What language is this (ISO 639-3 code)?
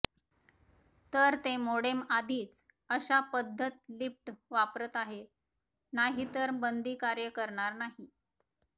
mar